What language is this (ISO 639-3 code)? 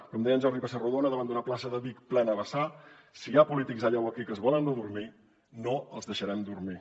cat